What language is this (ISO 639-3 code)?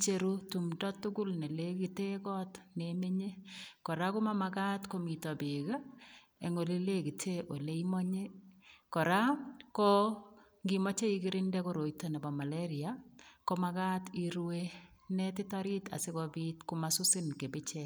kln